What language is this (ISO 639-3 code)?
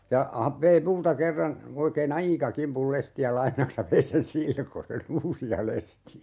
fin